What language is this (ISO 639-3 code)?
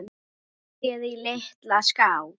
isl